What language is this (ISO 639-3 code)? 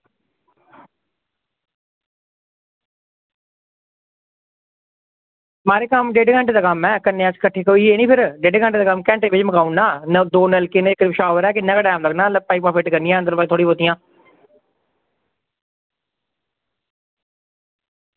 doi